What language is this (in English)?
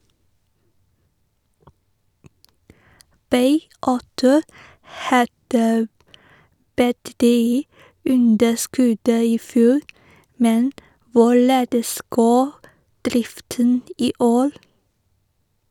Norwegian